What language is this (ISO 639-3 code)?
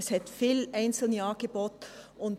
gsw